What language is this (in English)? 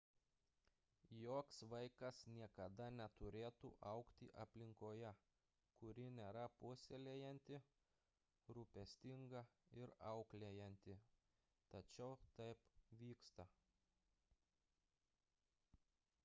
Lithuanian